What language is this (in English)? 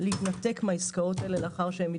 Hebrew